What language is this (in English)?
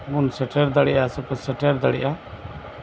Santali